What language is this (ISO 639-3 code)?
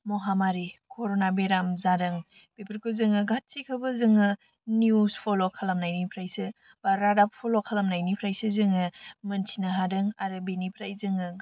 brx